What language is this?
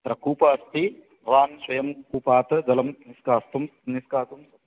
Sanskrit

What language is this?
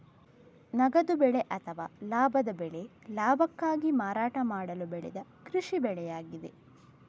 Kannada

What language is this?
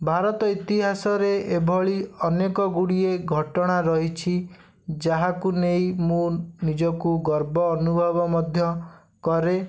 Odia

